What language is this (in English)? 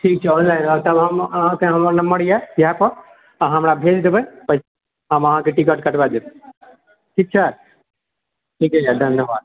Maithili